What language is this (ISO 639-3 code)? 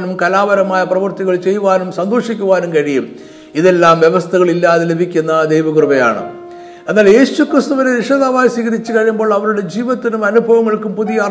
mal